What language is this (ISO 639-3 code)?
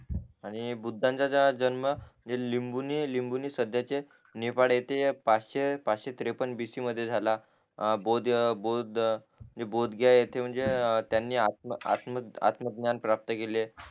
mar